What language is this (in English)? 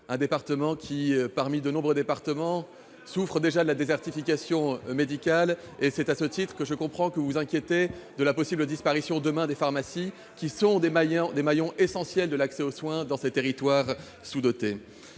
French